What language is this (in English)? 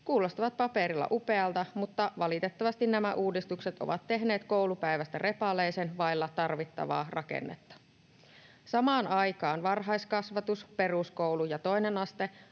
Finnish